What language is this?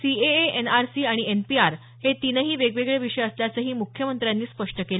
Marathi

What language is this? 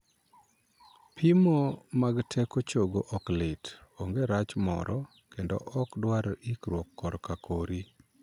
Luo (Kenya and Tanzania)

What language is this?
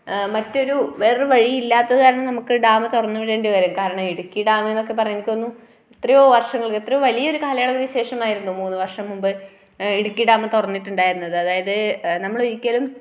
Malayalam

